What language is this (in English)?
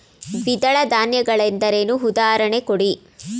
Kannada